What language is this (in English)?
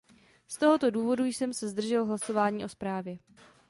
Czech